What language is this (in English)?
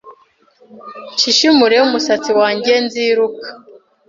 Kinyarwanda